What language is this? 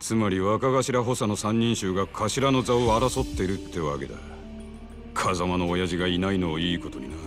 Japanese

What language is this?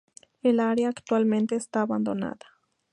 Spanish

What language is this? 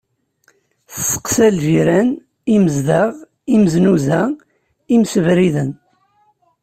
Kabyle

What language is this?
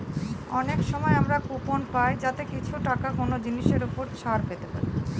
Bangla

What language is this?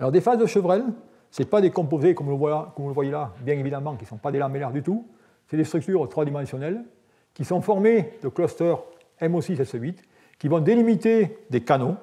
French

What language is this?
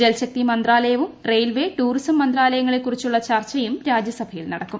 Malayalam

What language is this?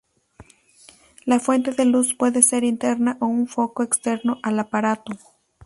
Spanish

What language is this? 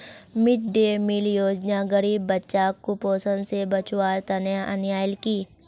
Magahi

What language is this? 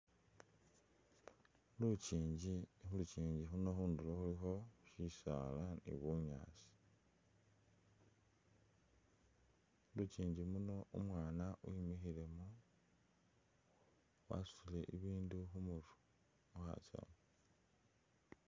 Masaaba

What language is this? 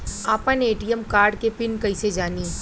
Bhojpuri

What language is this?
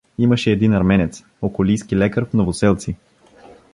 Bulgarian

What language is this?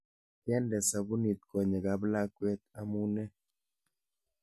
Kalenjin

